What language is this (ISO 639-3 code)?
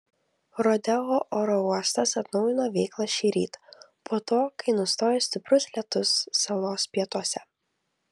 lit